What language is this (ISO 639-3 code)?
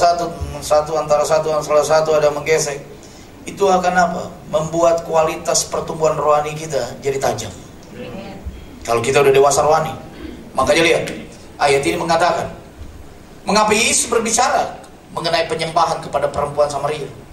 ind